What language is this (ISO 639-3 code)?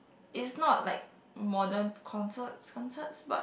eng